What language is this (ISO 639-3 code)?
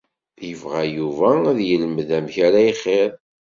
kab